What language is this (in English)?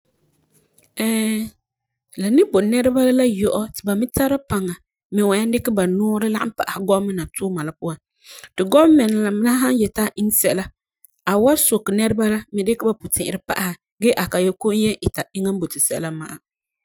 Frafra